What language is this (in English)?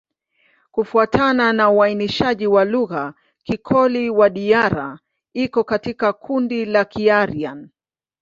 Swahili